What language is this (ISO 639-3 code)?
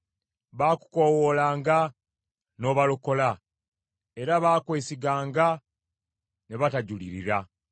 lug